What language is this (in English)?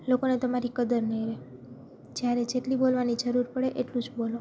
Gujarati